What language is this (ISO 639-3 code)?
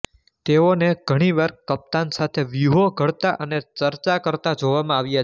guj